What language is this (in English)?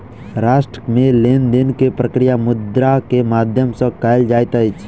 Maithili